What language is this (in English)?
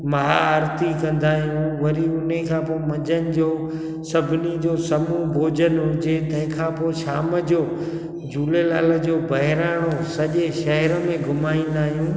Sindhi